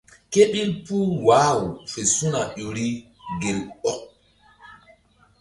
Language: Mbum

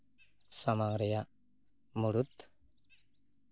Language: Santali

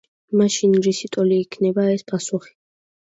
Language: Georgian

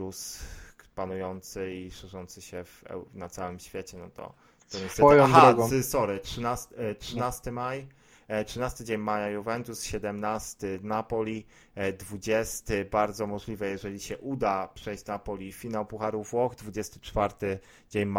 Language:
Polish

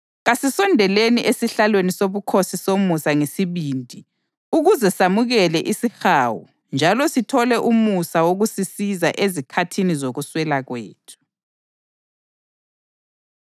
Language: North Ndebele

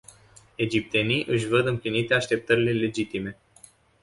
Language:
Romanian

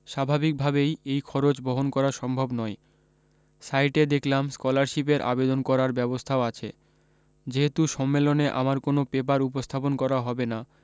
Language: Bangla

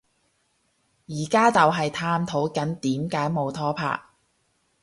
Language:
Cantonese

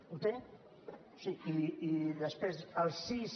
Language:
Catalan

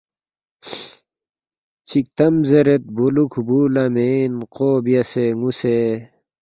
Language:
Balti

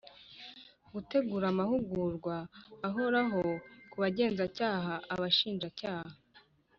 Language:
Kinyarwanda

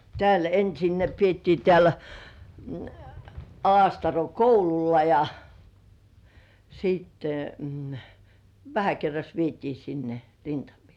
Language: Finnish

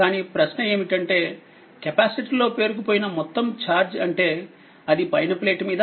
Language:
Telugu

